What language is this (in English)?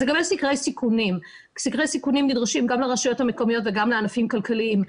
Hebrew